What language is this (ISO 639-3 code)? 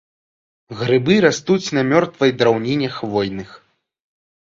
bel